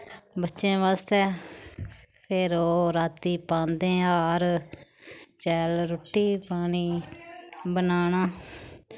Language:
Dogri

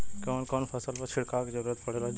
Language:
Bhojpuri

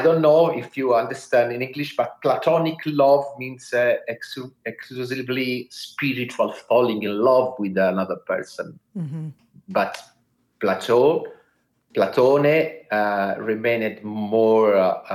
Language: English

